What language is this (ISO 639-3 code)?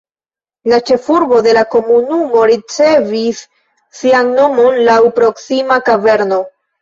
epo